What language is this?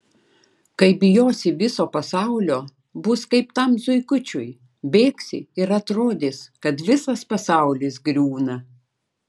Lithuanian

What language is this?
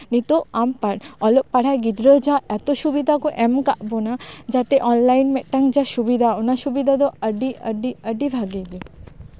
Santali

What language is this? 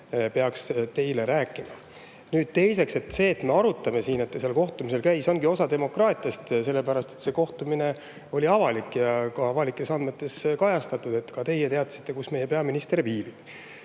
Estonian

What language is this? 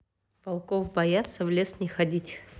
Russian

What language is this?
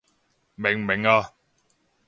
Cantonese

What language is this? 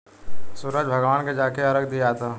Bhojpuri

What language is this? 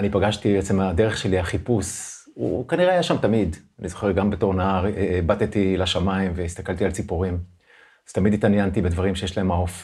Hebrew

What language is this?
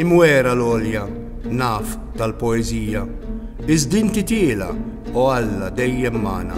Italian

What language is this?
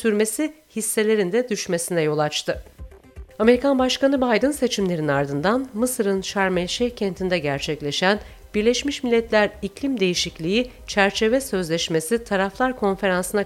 Turkish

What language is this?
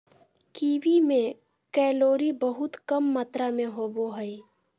Magahi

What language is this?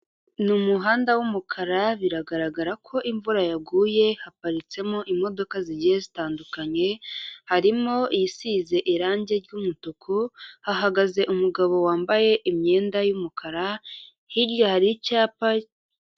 Kinyarwanda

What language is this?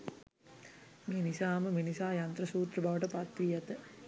Sinhala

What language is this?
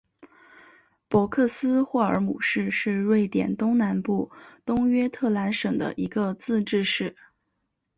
Chinese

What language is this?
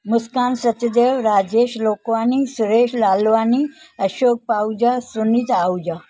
Sindhi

